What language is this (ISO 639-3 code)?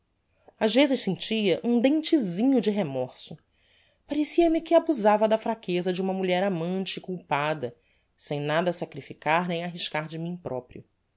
por